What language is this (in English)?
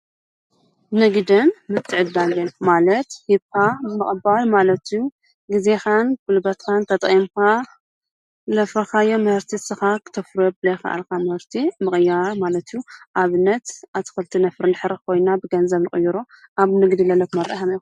Tigrinya